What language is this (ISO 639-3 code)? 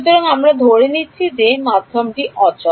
ben